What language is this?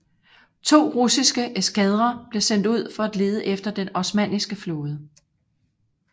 Danish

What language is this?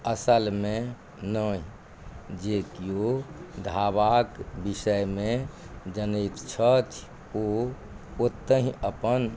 Maithili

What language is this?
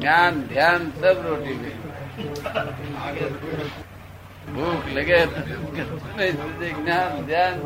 Gujarati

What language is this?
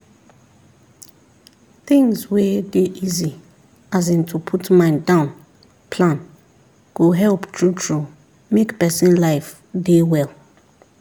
Nigerian Pidgin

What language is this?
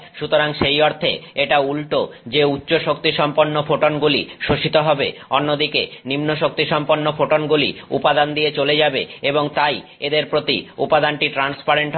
Bangla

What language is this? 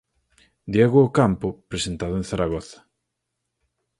Galician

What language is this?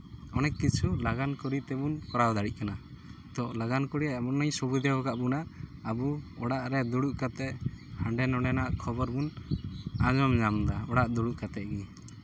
Santali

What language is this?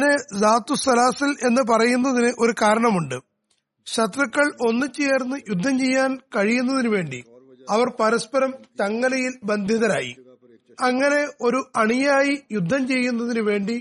Malayalam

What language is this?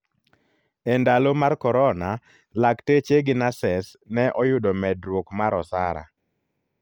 Luo (Kenya and Tanzania)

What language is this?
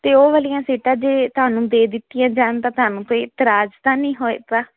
Punjabi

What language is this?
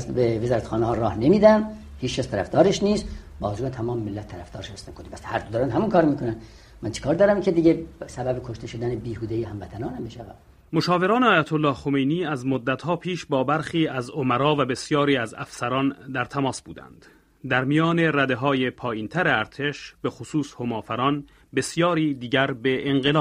Persian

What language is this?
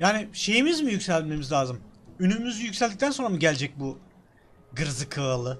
Turkish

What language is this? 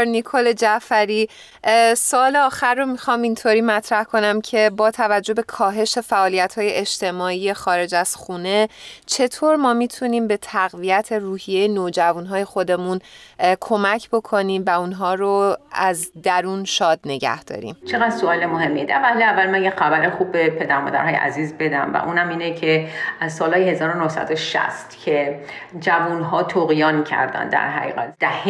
Persian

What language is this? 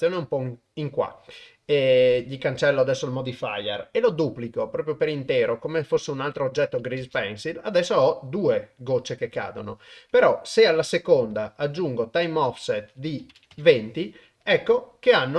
Italian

